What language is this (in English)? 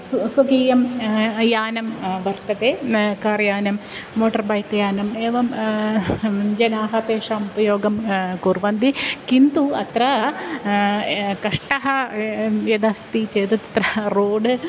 Sanskrit